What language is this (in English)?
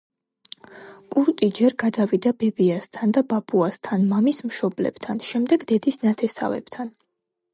Georgian